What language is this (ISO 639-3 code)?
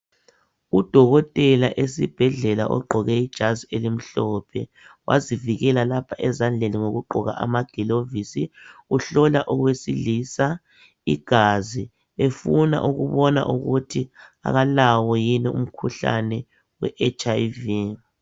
nde